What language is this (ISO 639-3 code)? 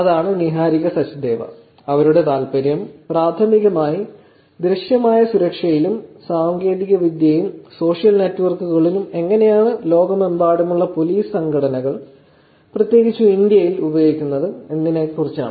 mal